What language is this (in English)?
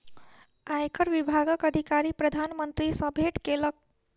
Maithili